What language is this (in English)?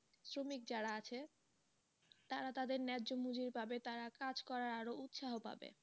Bangla